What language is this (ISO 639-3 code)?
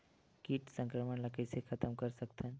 hne